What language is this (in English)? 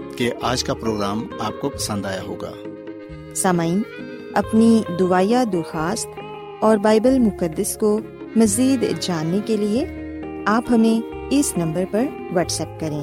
Urdu